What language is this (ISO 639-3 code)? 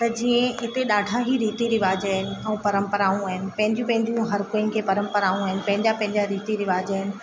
snd